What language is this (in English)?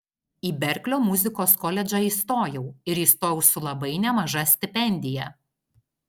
Lithuanian